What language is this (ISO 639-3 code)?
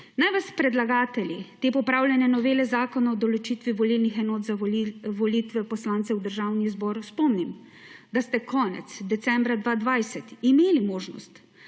slv